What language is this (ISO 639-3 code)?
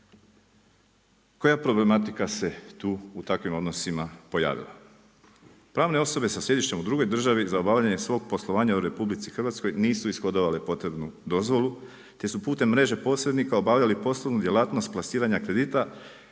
hrv